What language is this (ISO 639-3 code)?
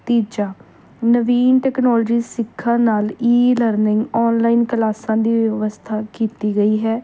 pan